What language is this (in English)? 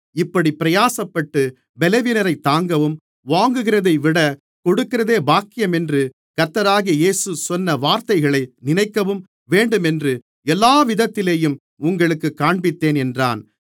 Tamil